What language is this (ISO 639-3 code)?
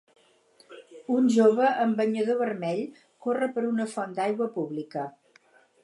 cat